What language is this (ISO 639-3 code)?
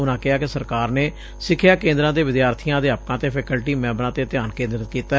pan